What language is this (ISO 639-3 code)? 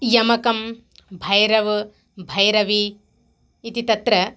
san